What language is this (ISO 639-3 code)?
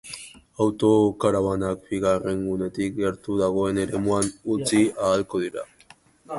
eus